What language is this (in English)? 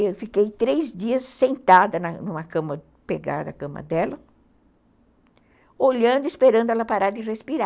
Portuguese